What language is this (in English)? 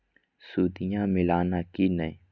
Magahi